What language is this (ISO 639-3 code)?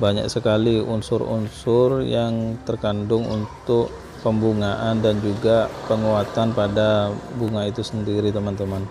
ind